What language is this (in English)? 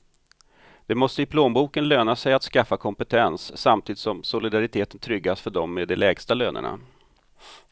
Swedish